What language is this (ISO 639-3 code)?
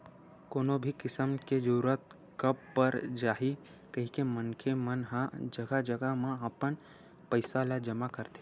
hne